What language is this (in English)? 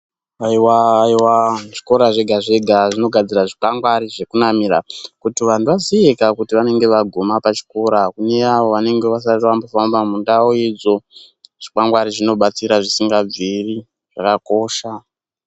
Ndau